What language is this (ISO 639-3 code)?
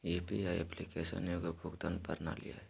mag